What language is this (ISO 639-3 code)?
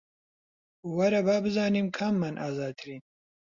ckb